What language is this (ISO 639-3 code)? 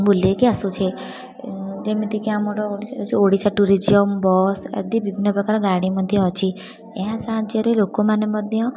ori